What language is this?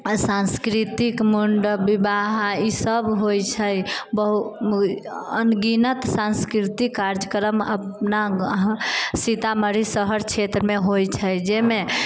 Maithili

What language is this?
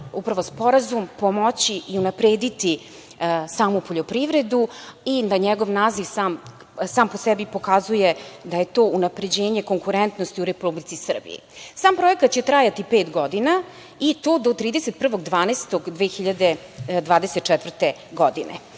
Serbian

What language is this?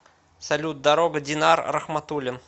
Russian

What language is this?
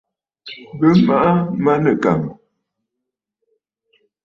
Bafut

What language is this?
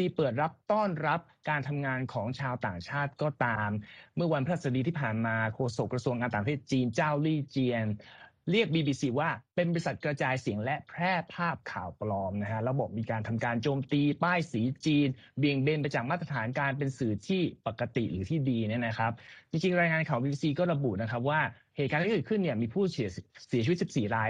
Thai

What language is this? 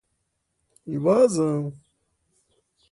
Portuguese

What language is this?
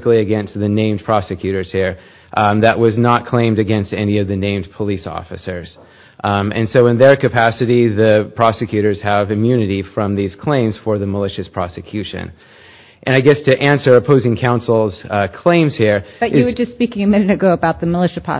English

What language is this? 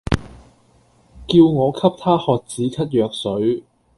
Cantonese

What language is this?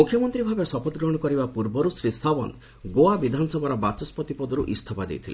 Odia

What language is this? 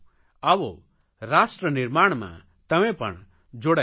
Gujarati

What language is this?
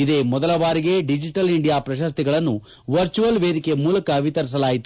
Kannada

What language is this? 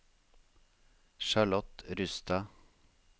Norwegian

